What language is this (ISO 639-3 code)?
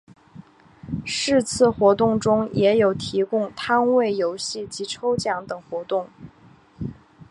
zho